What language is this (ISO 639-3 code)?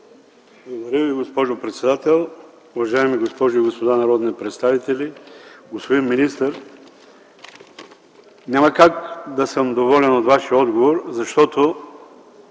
bul